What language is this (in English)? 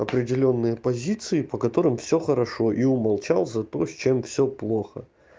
Russian